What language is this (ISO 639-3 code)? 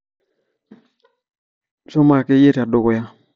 mas